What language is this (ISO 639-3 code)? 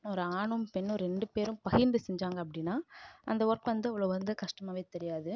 tam